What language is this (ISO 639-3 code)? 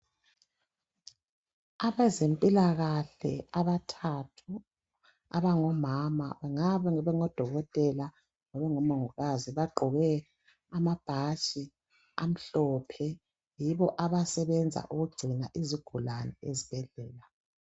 nde